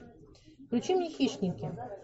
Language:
Russian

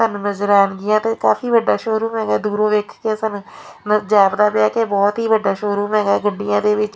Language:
Punjabi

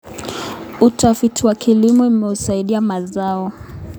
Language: Kalenjin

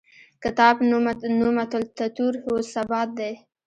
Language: Pashto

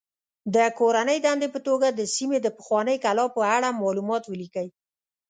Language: Pashto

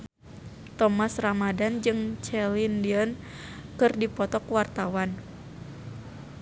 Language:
Sundanese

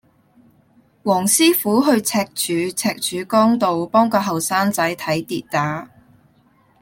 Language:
Cantonese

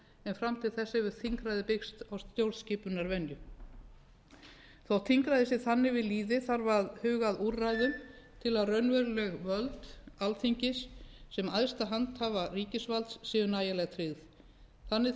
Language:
Icelandic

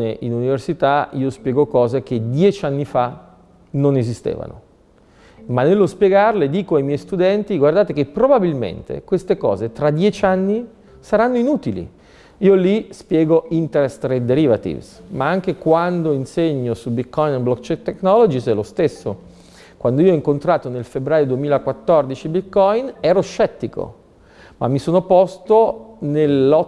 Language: Italian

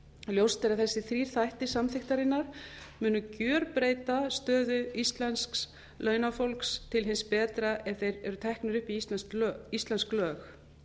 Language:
Icelandic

